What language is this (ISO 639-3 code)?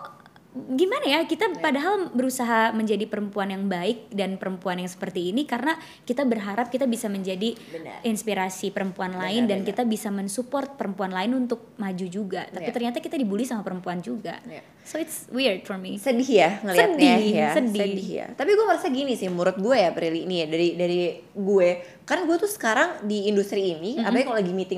ind